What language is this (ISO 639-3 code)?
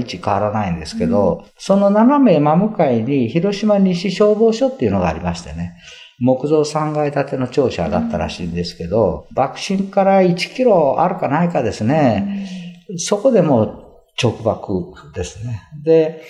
jpn